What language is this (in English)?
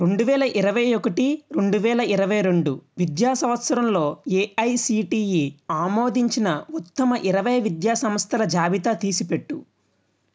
Telugu